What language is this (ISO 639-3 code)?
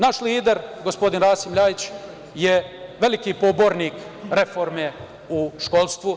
srp